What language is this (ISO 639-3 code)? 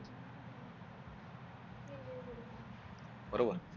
mar